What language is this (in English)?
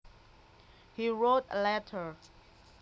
Javanese